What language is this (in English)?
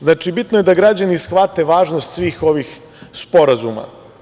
Serbian